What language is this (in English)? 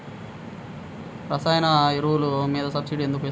Telugu